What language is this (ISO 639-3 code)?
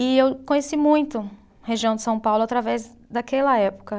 por